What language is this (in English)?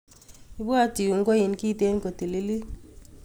Kalenjin